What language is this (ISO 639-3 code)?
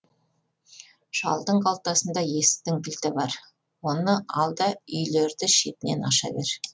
kaz